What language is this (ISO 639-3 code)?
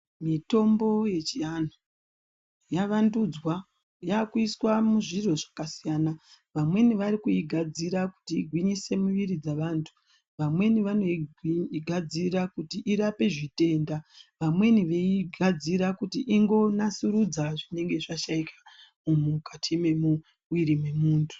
ndc